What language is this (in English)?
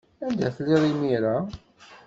Kabyle